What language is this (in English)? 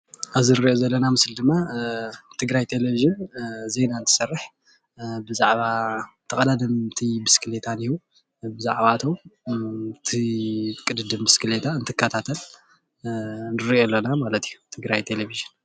Tigrinya